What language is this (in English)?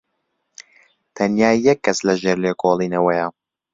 Central Kurdish